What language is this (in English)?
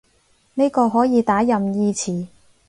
Cantonese